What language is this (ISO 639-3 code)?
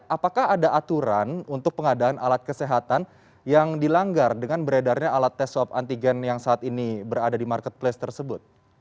ind